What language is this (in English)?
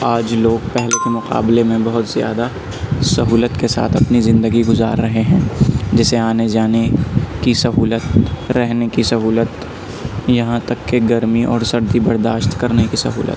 Urdu